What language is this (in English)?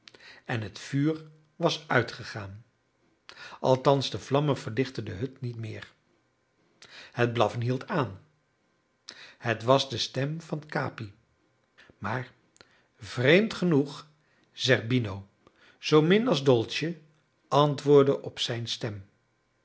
Dutch